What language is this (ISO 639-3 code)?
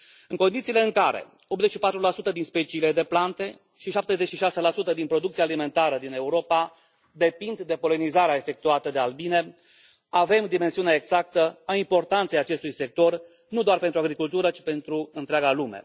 ron